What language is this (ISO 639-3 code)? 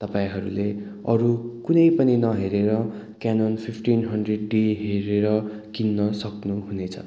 nep